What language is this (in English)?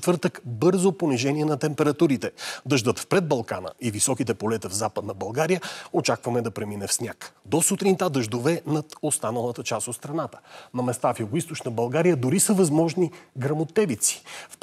Bulgarian